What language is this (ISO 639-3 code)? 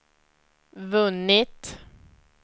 swe